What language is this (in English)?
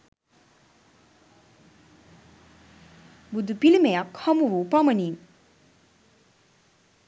Sinhala